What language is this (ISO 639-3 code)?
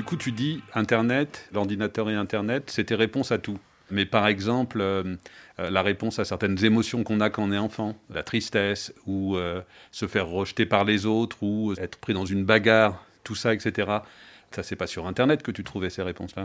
fra